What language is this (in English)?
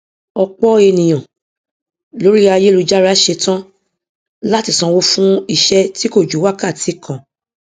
Yoruba